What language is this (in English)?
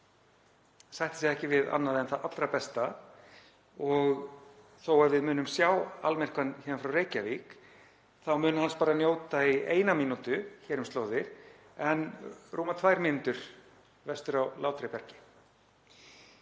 Icelandic